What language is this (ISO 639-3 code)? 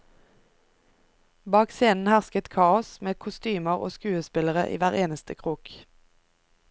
nor